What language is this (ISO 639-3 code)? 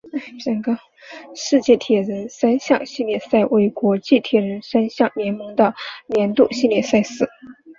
zho